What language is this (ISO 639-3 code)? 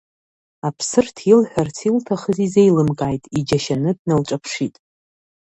abk